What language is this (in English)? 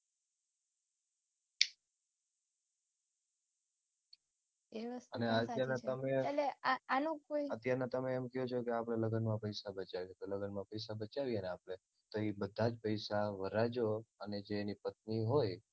Gujarati